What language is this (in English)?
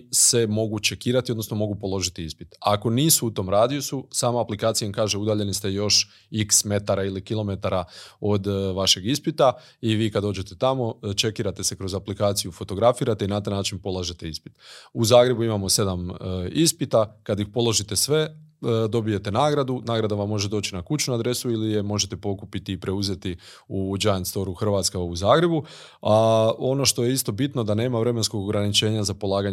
Croatian